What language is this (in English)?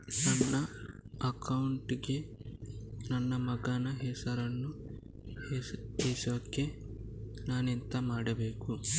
Kannada